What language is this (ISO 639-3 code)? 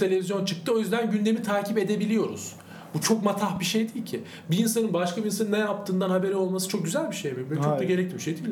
tur